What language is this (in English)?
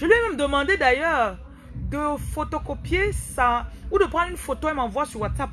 French